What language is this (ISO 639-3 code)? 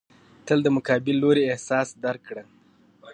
pus